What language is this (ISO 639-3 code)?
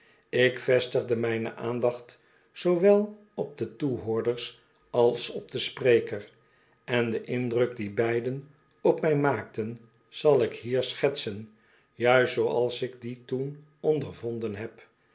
nld